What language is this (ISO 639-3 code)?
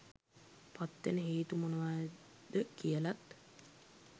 sin